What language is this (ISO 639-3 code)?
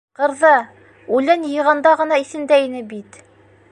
bak